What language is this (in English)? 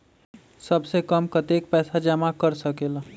Magahi